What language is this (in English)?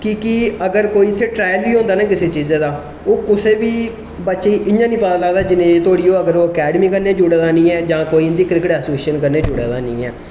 Dogri